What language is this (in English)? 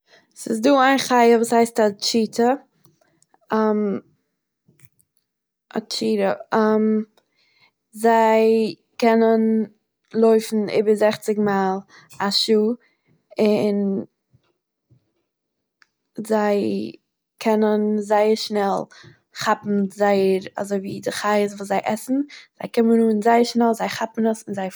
Yiddish